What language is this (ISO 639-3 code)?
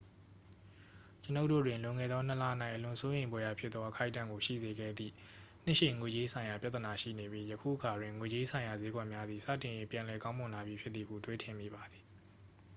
mya